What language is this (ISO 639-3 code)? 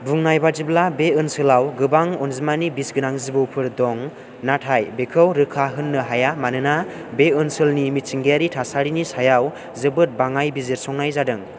brx